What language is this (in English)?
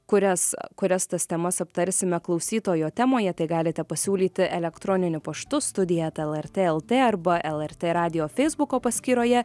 Lithuanian